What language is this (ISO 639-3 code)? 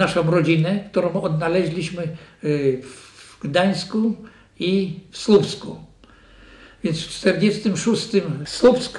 pol